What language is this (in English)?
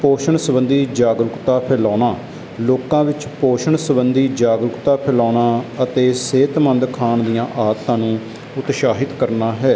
Punjabi